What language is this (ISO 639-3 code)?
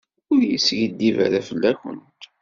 kab